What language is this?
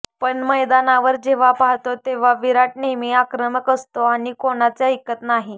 Marathi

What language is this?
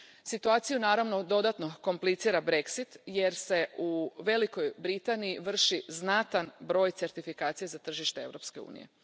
Croatian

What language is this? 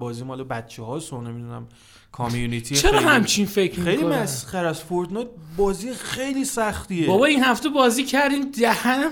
Persian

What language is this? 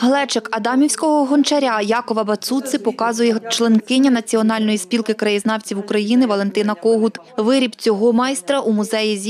Ukrainian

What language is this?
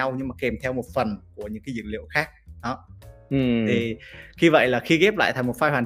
Vietnamese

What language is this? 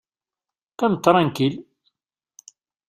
Kabyle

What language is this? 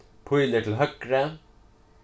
Faroese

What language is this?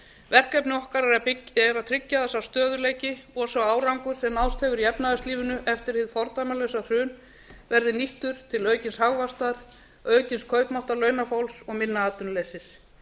Icelandic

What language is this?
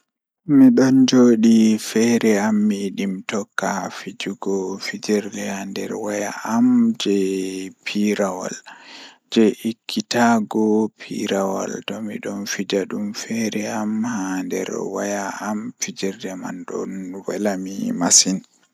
Fula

